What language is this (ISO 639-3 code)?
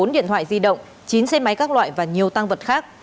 vie